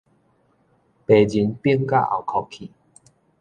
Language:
Min Nan Chinese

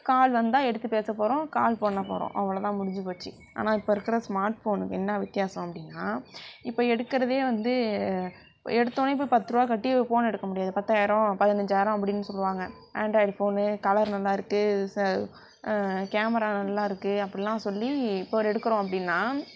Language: Tamil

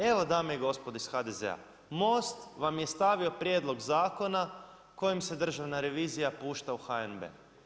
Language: Croatian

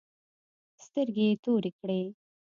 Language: Pashto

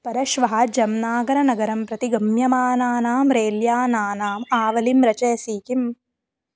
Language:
Sanskrit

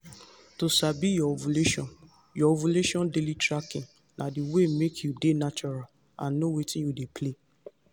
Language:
Nigerian Pidgin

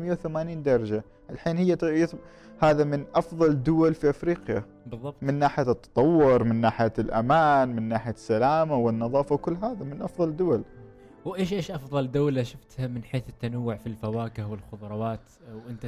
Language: Arabic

